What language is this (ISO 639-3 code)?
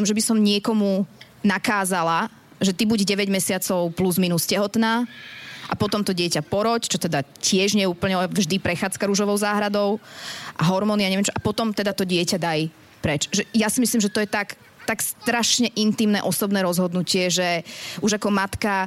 slk